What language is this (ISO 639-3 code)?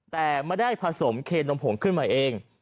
tha